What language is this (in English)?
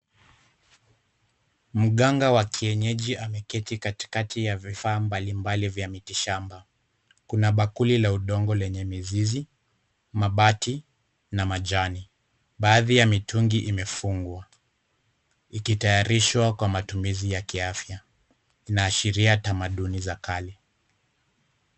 Swahili